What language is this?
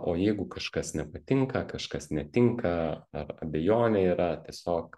Lithuanian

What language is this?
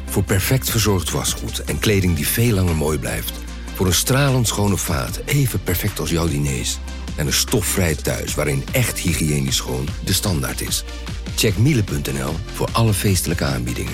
Dutch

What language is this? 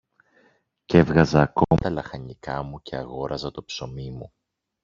Greek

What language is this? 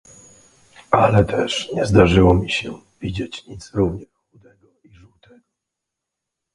Polish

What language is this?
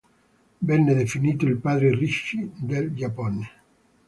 Italian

